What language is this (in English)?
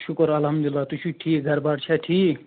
Kashmiri